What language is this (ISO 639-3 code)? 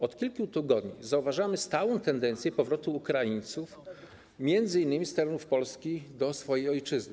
pol